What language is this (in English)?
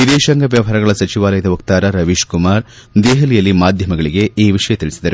Kannada